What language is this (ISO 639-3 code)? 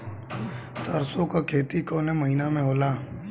bho